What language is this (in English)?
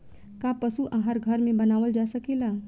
Bhojpuri